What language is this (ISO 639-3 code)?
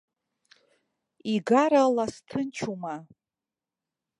abk